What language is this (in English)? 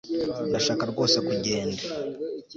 Kinyarwanda